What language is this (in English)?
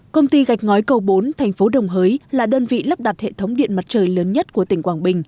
Vietnamese